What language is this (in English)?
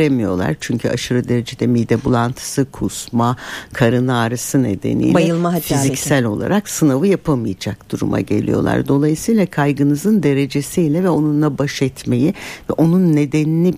Turkish